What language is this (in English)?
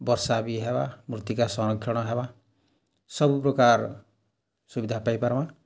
Odia